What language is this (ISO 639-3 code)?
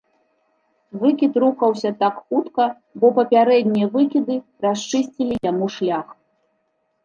bel